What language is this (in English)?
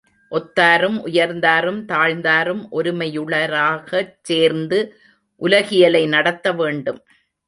Tamil